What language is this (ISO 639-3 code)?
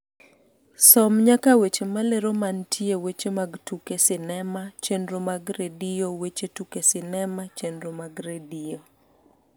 luo